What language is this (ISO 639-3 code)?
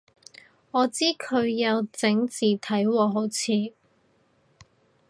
yue